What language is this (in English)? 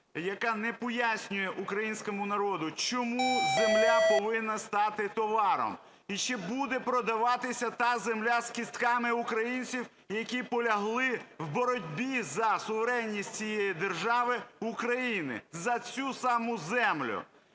Ukrainian